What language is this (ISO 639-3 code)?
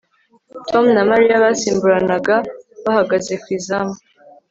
kin